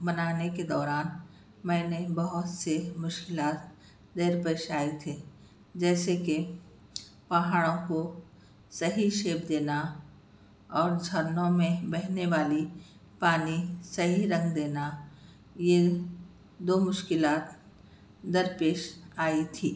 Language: Urdu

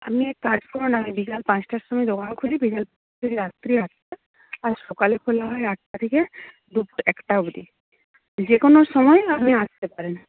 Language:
Bangla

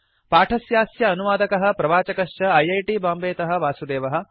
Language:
Sanskrit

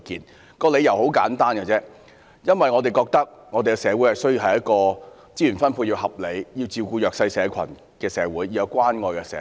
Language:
Cantonese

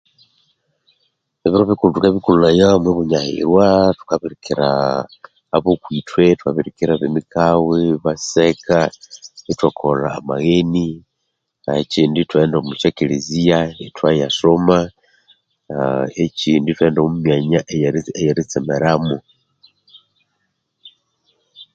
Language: Konzo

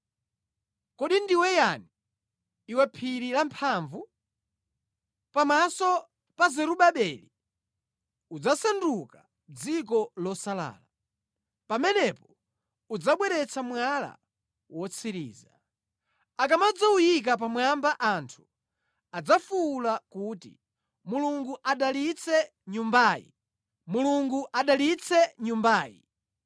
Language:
Nyanja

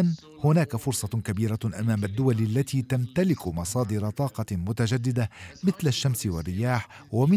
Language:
Arabic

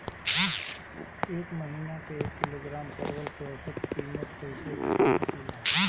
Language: Bhojpuri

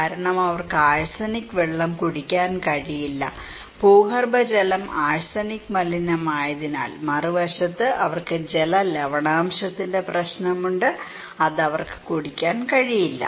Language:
Malayalam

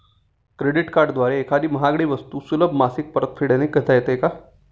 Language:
Marathi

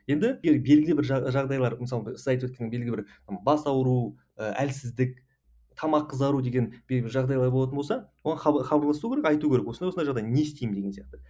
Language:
Kazakh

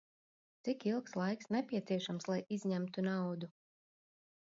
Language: Latvian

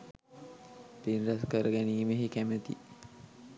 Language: Sinhala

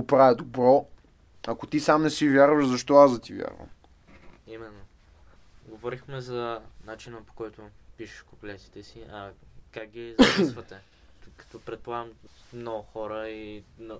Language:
Bulgarian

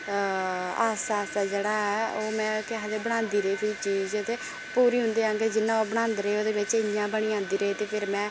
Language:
Dogri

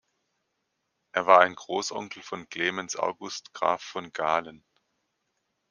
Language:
German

